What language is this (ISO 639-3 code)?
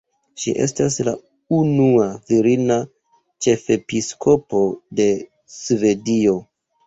epo